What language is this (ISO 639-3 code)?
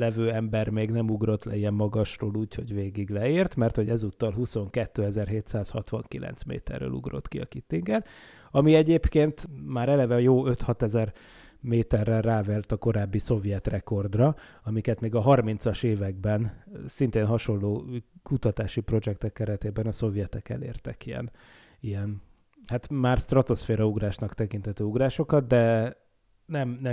hun